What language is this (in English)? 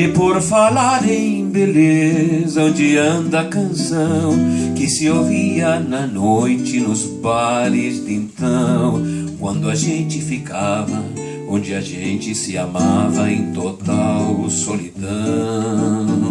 Portuguese